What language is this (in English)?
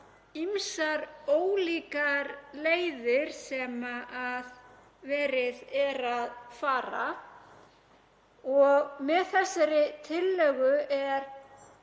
Icelandic